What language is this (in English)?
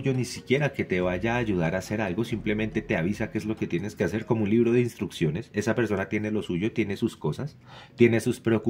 Spanish